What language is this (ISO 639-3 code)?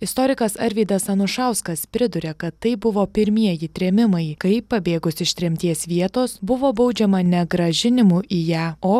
lit